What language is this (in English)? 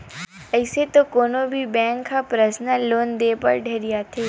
Chhattisgarhi